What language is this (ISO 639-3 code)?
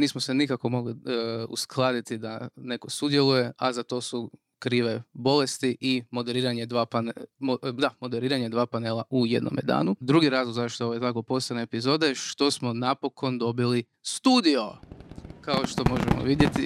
hrv